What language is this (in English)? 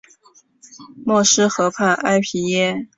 Chinese